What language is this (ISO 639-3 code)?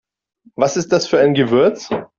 deu